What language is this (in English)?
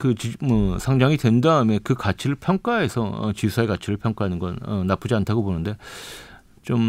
Korean